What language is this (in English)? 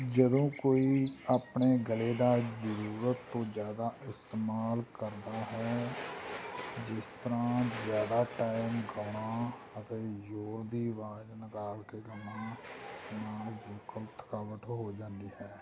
Punjabi